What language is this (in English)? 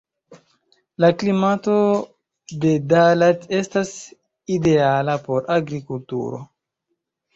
Esperanto